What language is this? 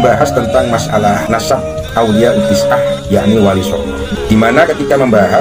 Indonesian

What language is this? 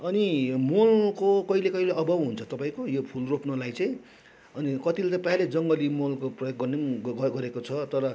Nepali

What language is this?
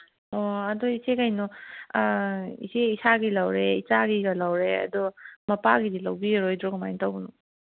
Manipuri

